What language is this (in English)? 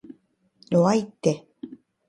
Japanese